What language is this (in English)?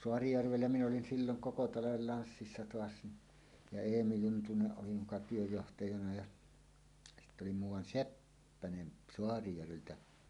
Finnish